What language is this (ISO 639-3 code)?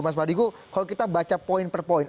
ind